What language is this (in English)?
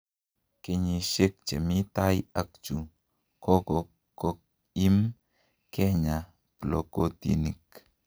Kalenjin